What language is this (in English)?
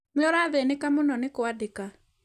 Kikuyu